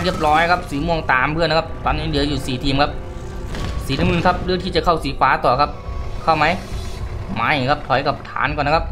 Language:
Thai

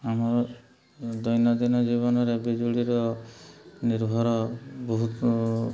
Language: Odia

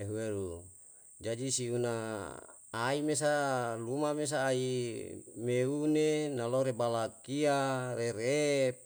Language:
Yalahatan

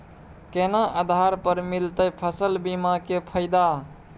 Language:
Maithili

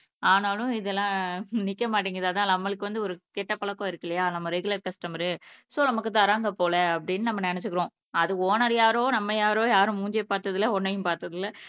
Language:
Tamil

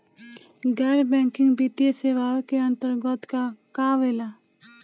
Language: Bhojpuri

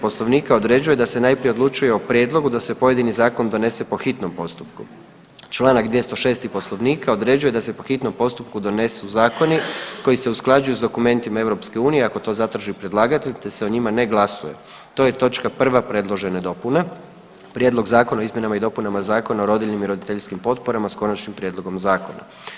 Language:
Croatian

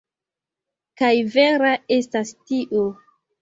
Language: Esperanto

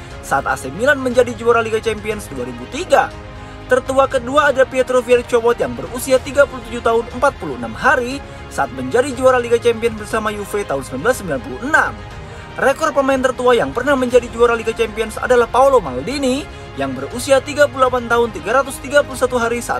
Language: Indonesian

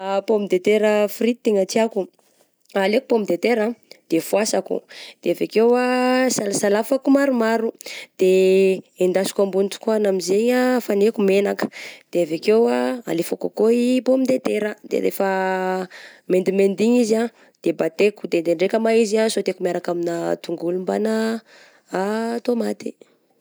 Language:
Southern Betsimisaraka Malagasy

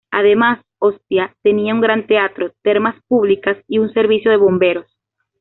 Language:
Spanish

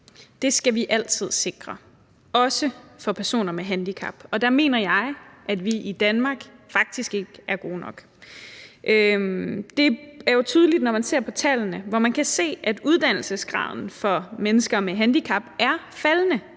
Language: Danish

